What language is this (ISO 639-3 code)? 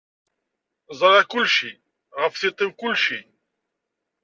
kab